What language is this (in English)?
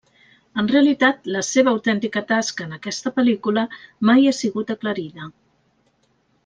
Catalan